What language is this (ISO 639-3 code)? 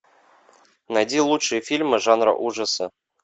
rus